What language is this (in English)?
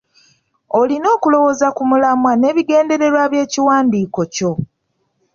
Ganda